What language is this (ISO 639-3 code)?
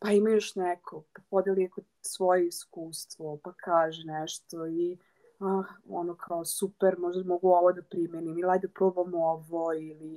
hrv